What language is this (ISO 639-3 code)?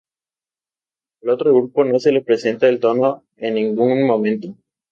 spa